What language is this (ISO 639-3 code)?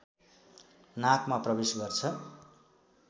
nep